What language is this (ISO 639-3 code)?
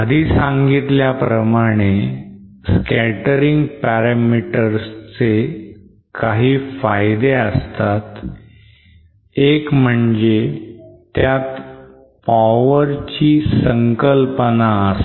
mar